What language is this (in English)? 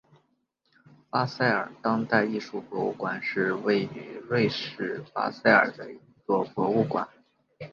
Chinese